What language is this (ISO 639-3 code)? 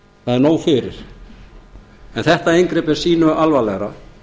isl